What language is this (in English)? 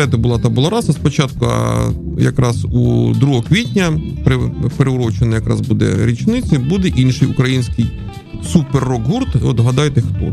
Ukrainian